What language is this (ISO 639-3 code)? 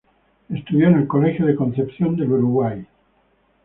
spa